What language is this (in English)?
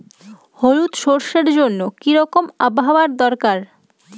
Bangla